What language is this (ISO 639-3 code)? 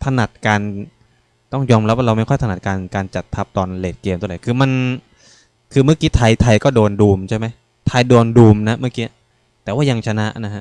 tha